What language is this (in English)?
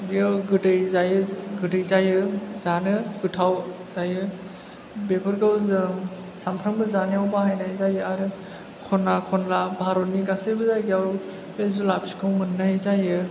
Bodo